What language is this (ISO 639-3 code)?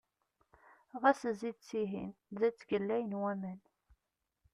kab